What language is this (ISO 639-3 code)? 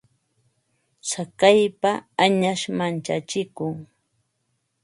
qva